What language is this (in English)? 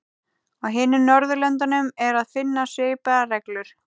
Icelandic